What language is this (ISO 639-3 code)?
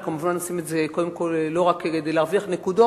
heb